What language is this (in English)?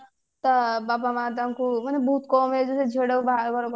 Odia